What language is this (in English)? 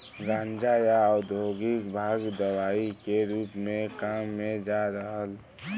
Bhojpuri